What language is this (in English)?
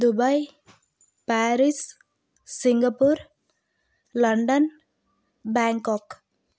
Telugu